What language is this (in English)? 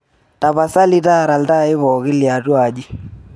Masai